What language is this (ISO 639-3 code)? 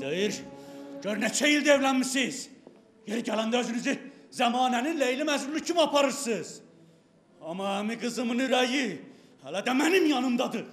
tur